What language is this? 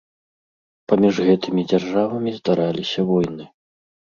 Belarusian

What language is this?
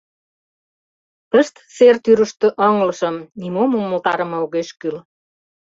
Mari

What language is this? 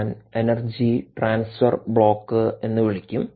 Malayalam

